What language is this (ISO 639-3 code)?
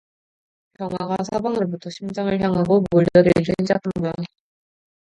kor